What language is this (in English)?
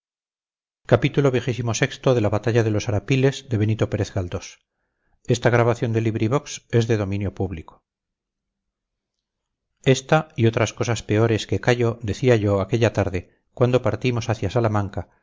Spanish